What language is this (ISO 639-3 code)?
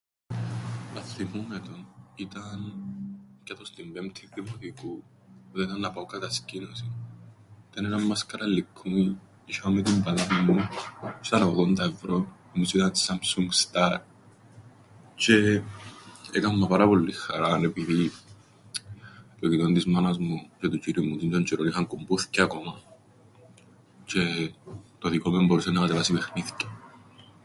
ell